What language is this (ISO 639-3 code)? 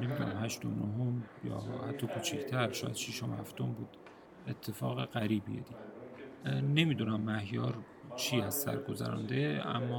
fas